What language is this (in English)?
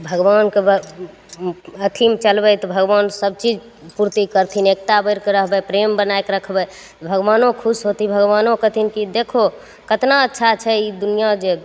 Maithili